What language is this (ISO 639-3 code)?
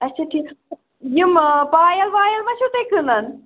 kas